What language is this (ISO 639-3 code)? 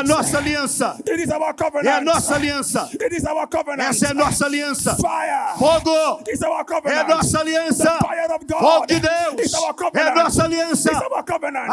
por